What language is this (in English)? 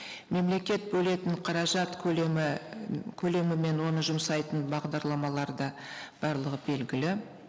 Kazakh